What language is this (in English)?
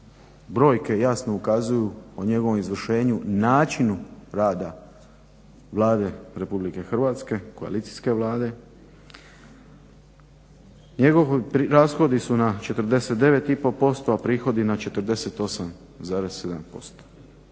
Croatian